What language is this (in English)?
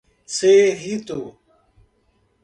Portuguese